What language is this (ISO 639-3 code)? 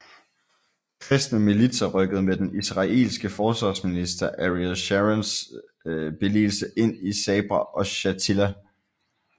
dan